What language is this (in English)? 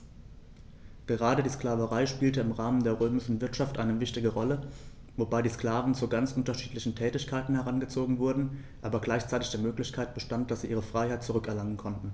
German